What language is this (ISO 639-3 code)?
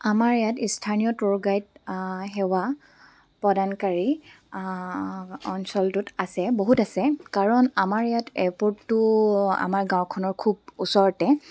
asm